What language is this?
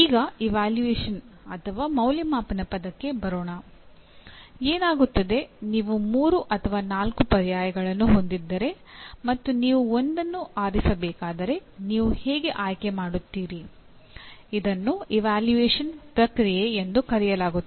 Kannada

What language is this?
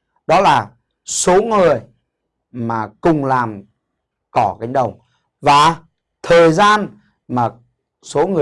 Vietnamese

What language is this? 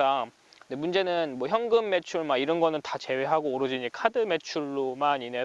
Korean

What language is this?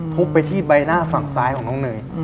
Thai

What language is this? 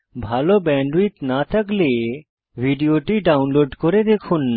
Bangla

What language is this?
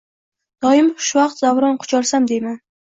Uzbek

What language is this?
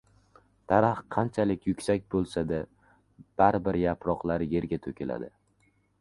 Uzbek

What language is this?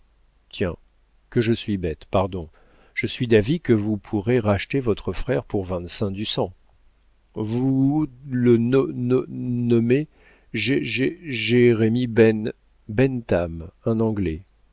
French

